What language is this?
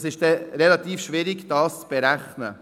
Swiss German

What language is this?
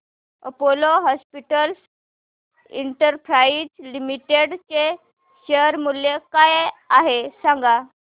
Marathi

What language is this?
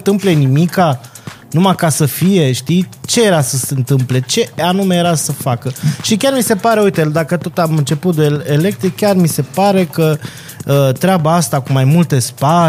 Romanian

